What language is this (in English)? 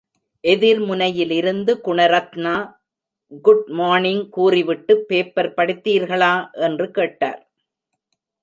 Tamil